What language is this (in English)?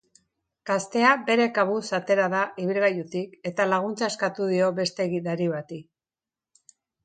Basque